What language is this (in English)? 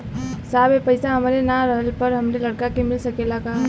Bhojpuri